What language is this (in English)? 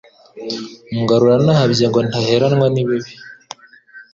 Kinyarwanda